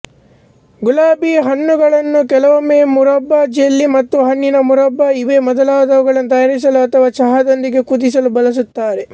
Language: Kannada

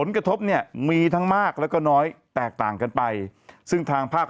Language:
Thai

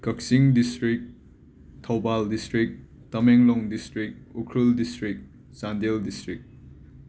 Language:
Manipuri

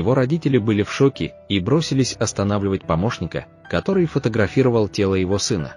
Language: Russian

